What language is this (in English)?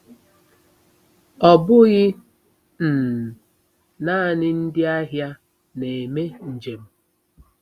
Igbo